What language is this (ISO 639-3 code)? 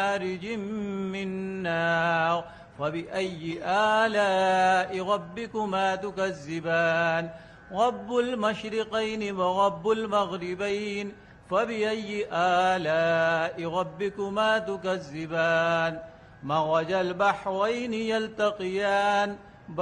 ara